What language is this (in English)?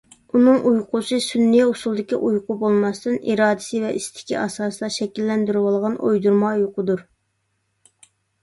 Uyghur